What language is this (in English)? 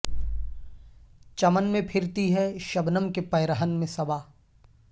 Urdu